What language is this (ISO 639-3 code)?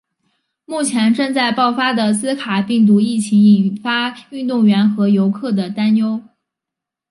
zho